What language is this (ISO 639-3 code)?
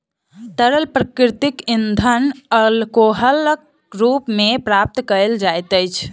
mai